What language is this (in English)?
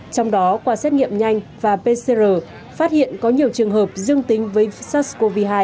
Vietnamese